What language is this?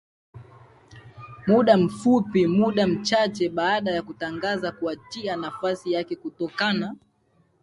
Swahili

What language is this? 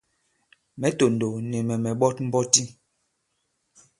Bankon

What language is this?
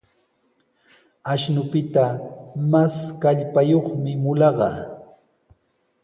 Sihuas Ancash Quechua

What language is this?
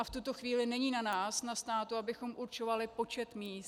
Czech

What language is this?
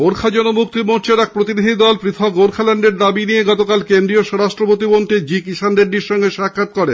Bangla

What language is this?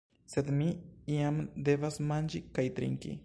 Esperanto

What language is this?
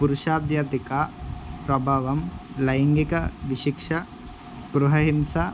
Telugu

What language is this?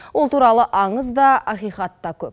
Kazakh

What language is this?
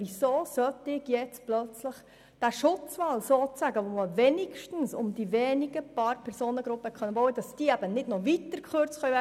Swiss German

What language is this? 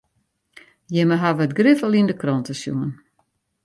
Western Frisian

